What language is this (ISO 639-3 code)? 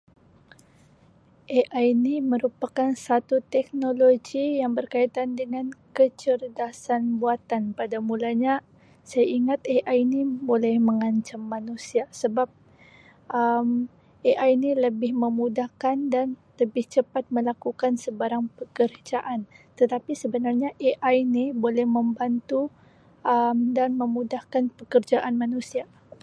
msi